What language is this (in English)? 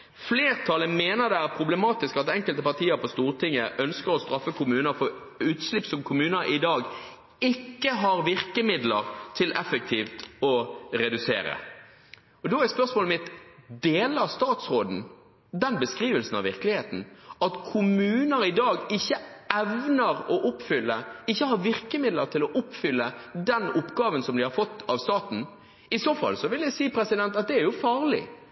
Norwegian Bokmål